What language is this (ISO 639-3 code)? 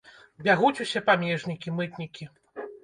bel